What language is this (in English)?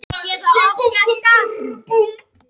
Icelandic